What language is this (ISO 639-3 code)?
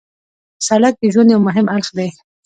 pus